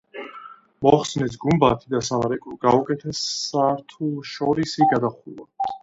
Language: Georgian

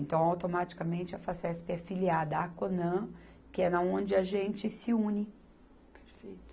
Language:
Portuguese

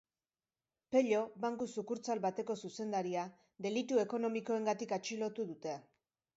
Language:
Basque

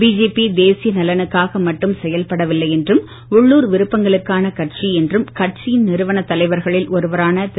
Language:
Tamil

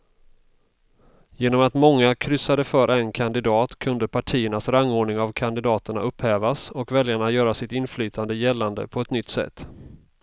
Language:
Swedish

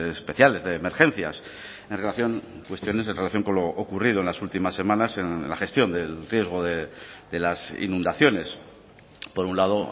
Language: Spanish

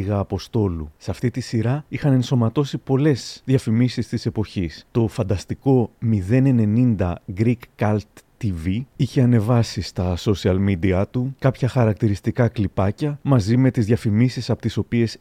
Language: Greek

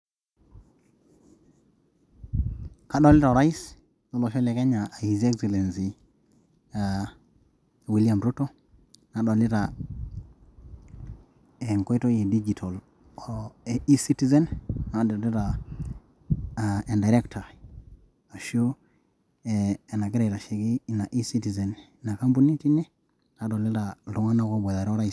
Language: Masai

